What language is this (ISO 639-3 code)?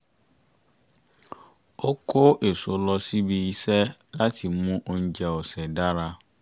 yor